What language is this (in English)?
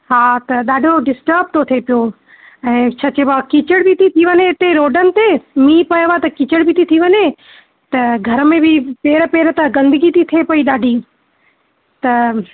Sindhi